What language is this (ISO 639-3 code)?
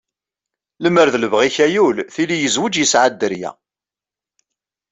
kab